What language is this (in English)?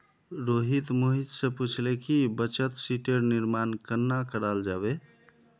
Magahi